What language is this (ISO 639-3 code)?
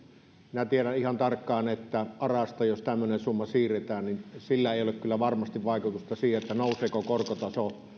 fin